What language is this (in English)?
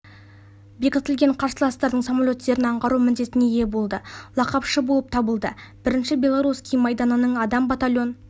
Kazakh